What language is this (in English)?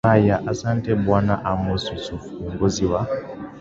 Swahili